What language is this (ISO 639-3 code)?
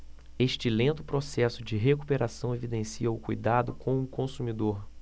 por